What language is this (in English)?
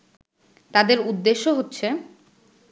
Bangla